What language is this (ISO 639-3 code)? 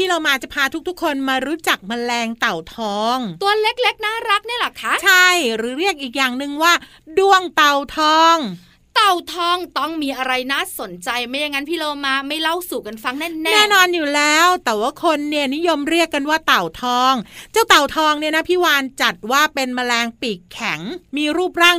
tha